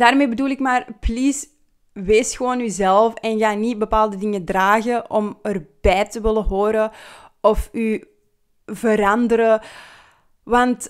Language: Dutch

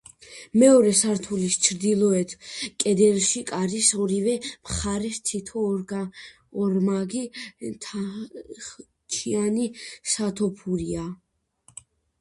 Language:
Georgian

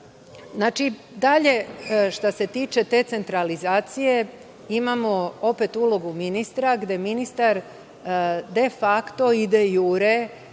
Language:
Serbian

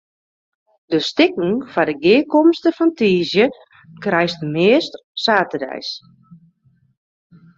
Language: Western Frisian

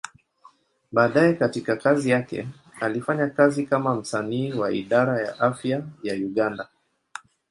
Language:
Swahili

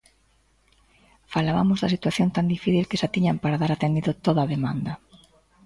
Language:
Galician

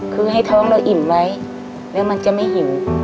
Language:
Thai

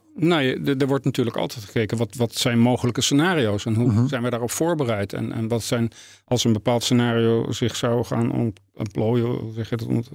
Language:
Dutch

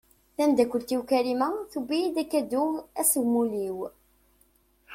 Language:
Kabyle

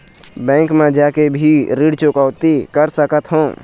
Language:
Chhattisgarhi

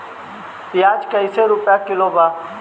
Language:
Bhojpuri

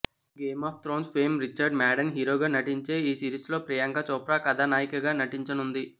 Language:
Telugu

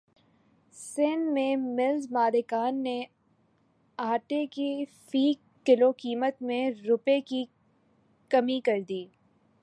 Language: Urdu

